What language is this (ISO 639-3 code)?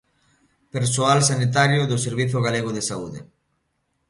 glg